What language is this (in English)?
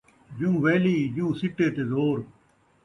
Saraiki